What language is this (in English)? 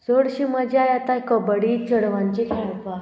Konkani